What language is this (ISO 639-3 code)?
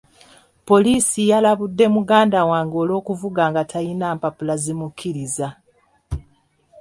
lug